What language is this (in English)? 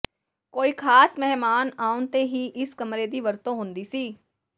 Punjabi